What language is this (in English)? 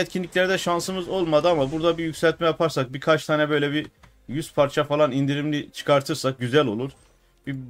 Turkish